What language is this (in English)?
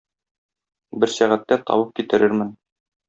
Tatar